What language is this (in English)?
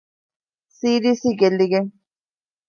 Divehi